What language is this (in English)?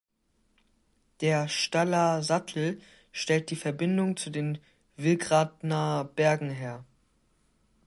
German